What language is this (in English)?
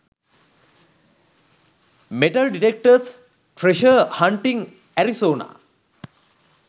Sinhala